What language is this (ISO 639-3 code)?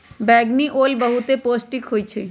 mag